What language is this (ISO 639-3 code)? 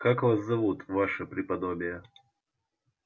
rus